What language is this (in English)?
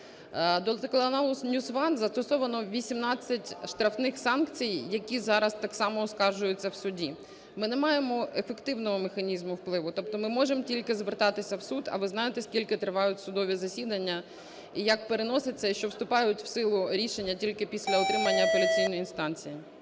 Ukrainian